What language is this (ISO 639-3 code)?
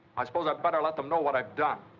eng